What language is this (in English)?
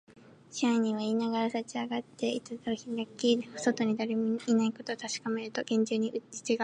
Japanese